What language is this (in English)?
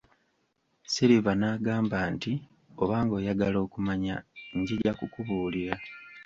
Ganda